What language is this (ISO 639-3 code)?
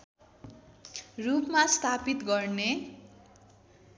nep